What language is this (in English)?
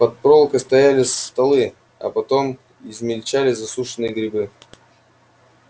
Russian